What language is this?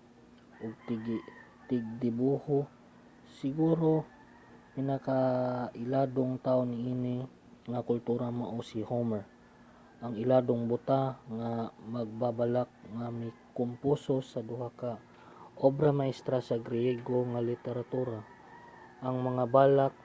Cebuano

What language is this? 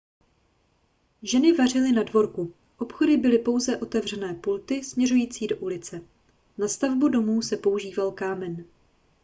Czech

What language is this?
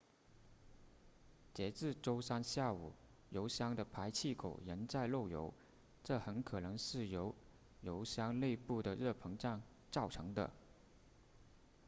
Chinese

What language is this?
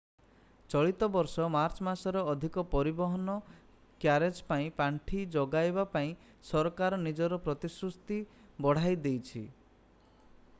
Odia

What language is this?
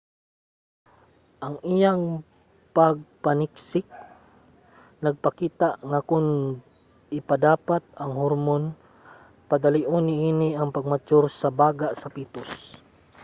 Cebuano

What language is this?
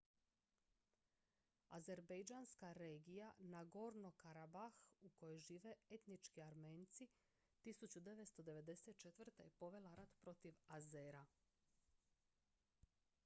Croatian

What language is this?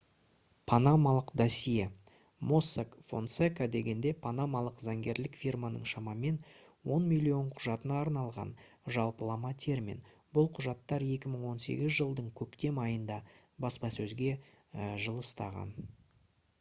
Kazakh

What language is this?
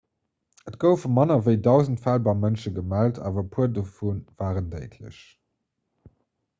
Luxembourgish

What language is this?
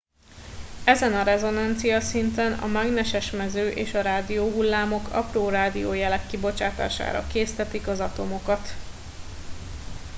Hungarian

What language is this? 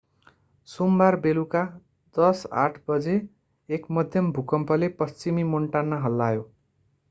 Nepali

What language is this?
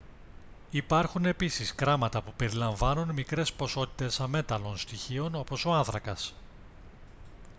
Greek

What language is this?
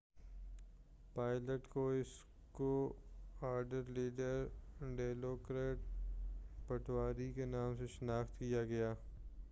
Urdu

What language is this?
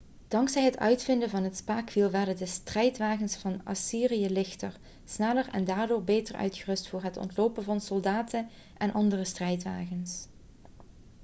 Dutch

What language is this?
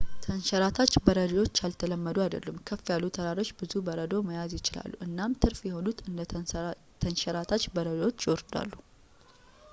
Amharic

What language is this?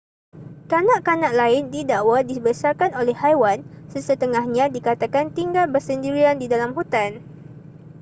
Malay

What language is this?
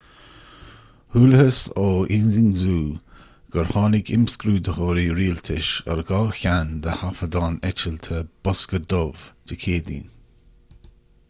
Irish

